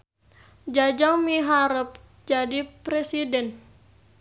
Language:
Sundanese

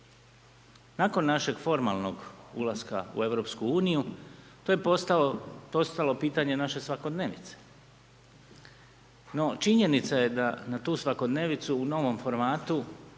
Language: Croatian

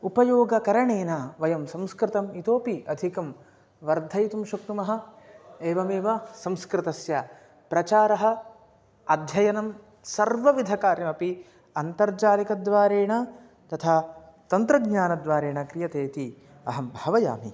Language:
Sanskrit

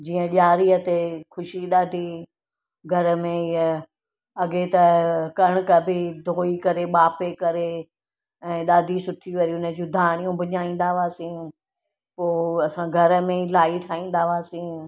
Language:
Sindhi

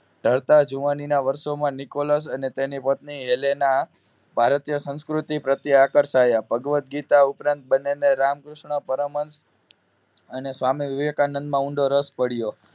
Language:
Gujarati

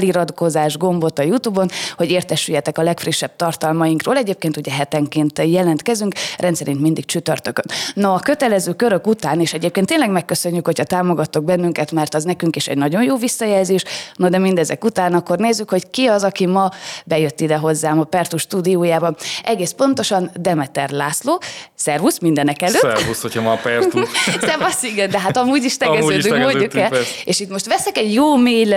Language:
Hungarian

